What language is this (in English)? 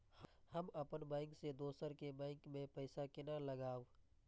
Maithili